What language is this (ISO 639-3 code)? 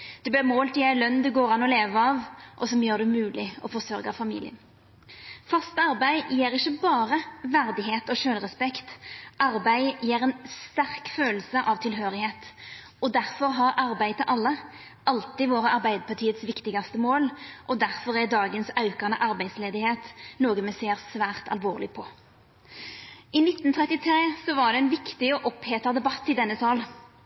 nno